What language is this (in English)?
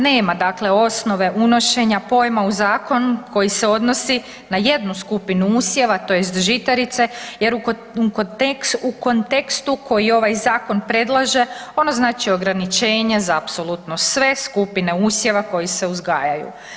Croatian